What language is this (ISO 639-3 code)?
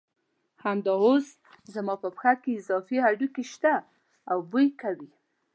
pus